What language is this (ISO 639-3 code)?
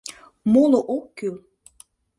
chm